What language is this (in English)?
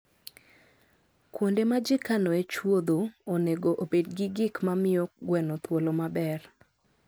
Luo (Kenya and Tanzania)